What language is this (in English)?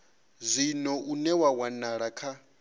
Venda